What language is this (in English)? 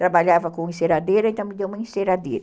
Portuguese